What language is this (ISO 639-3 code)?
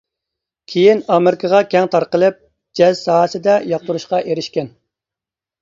uig